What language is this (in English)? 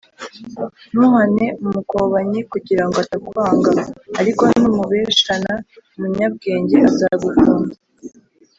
Kinyarwanda